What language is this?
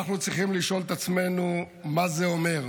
Hebrew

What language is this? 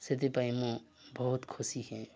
Odia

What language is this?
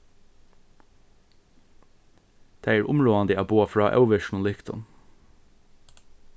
Faroese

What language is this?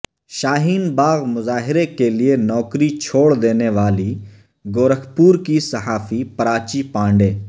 Urdu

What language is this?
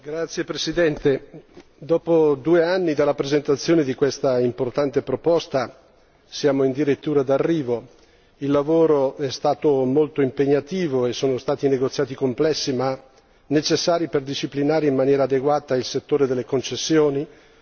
Italian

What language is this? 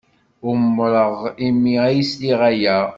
Kabyle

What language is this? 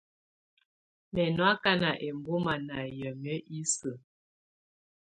Tunen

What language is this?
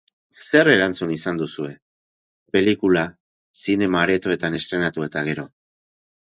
Basque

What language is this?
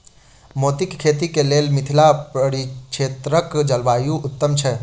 Maithili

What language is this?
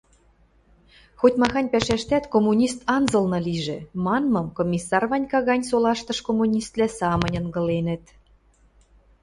Western Mari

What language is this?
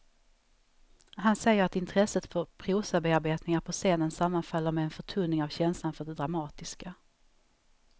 Swedish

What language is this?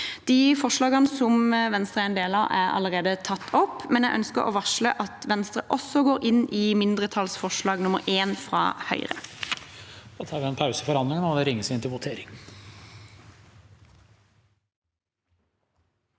Norwegian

